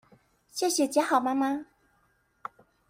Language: Chinese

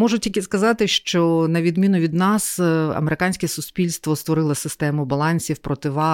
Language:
Ukrainian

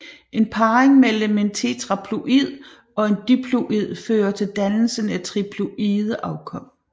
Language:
Danish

